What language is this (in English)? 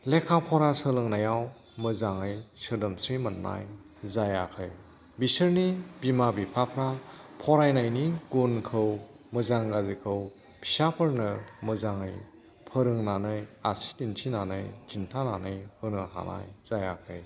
Bodo